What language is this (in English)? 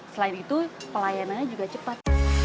Indonesian